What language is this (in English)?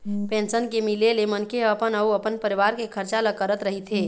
Chhattisgarhi